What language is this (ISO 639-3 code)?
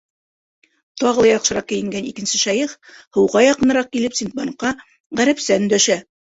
bak